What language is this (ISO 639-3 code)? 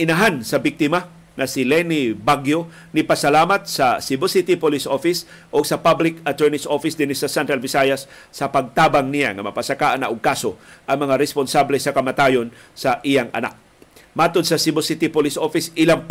fil